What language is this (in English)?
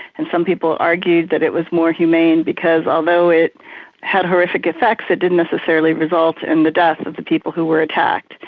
English